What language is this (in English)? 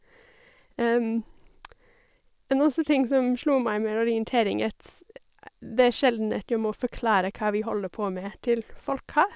Norwegian